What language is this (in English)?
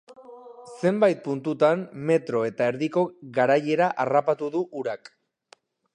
Basque